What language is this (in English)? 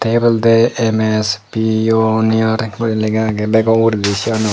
Chakma